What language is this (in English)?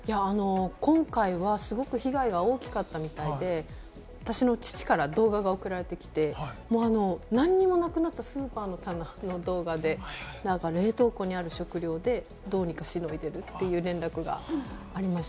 Japanese